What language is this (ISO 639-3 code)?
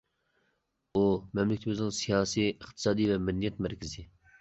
uig